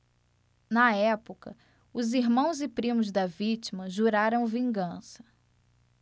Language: Portuguese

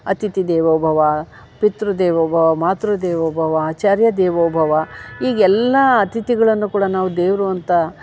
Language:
Kannada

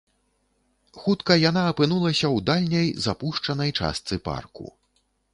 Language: Belarusian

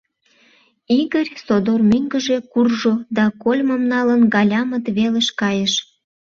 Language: Mari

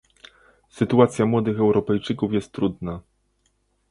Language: Polish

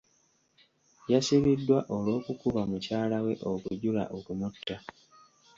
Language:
Ganda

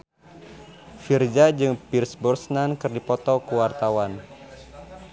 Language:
Sundanese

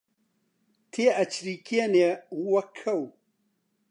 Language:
Central Kurdish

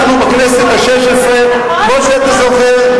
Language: Hebrew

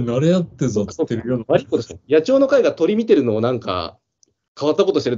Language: Japanese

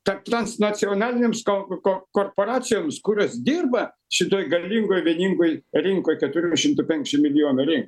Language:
Lithuanian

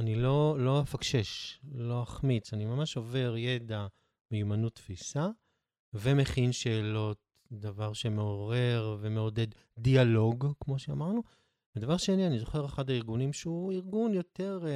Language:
Hebrew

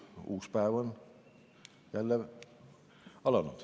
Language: Estonian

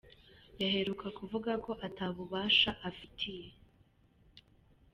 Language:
Kinyarwanda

